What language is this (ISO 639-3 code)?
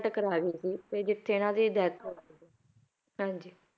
pan